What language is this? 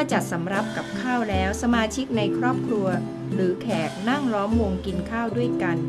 Thai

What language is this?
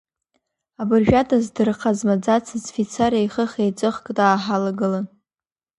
Abkhazian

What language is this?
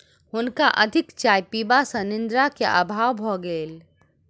Maithili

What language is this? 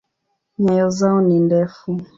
Swahili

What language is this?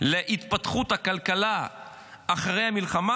Hebrew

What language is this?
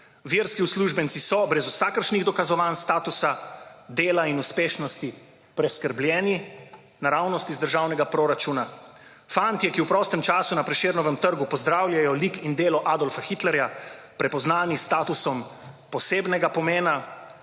Slovenian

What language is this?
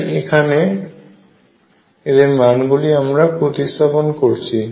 Bangla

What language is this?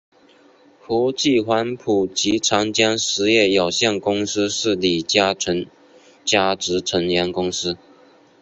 Chinese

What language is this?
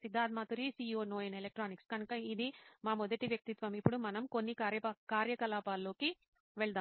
Telugu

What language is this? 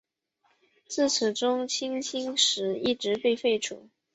Chinese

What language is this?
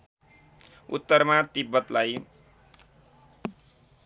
Nepali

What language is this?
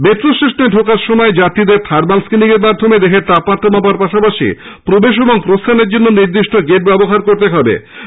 Bangla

